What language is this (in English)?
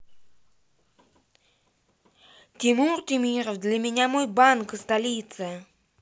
Russian